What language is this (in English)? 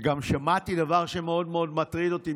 Hebrew